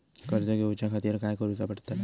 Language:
Marathi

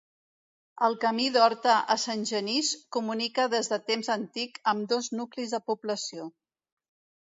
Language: Catalan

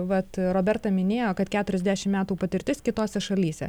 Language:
Lithuanian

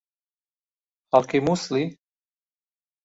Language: Central Kurdish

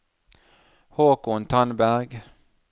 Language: Norwegian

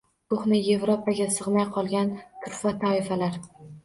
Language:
Uzbek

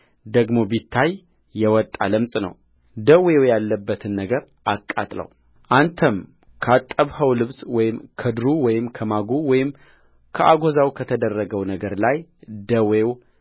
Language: Amharic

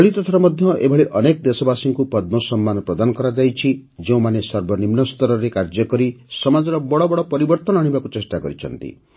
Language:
Odia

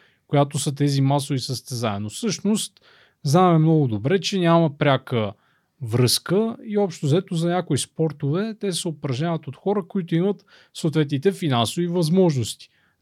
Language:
Bulgarian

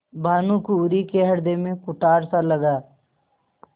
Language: Hindi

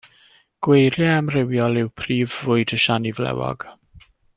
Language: Welsh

